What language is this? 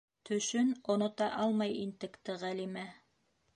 Bashkir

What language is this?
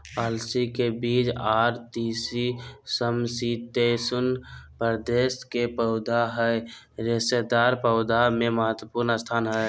Magahi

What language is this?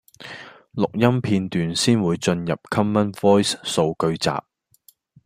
Cantonese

